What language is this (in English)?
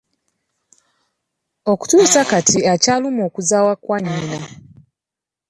Ganda